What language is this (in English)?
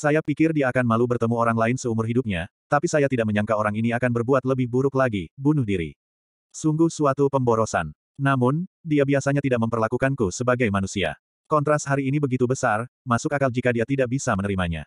Indonesian